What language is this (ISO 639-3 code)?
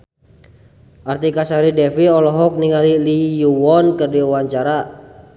sun